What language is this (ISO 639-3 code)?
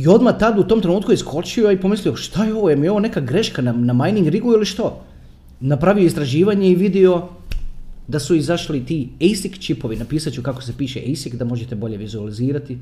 hrv